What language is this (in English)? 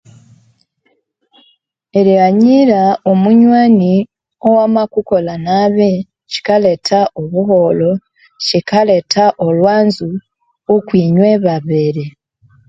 Konzo